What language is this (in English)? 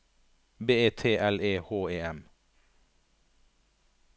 Norwegian